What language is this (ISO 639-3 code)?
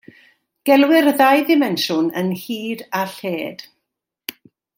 cym